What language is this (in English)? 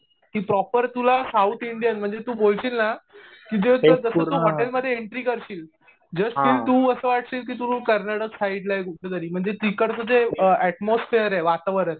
Marathi